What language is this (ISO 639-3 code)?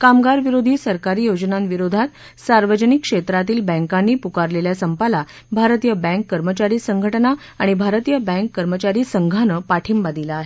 mar